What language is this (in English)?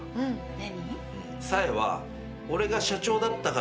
Japanese